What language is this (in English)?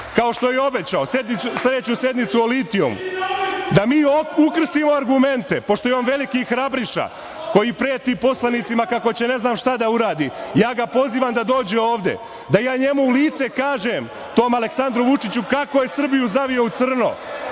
Serbian